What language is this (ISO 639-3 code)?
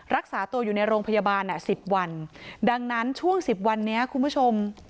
tha